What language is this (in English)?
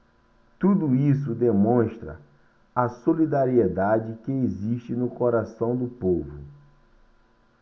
Portuguese